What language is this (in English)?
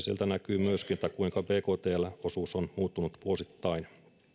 Finnish